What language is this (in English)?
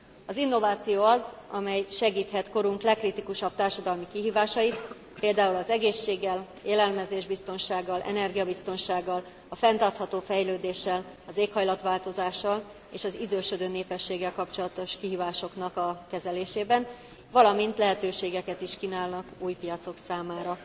Hungarian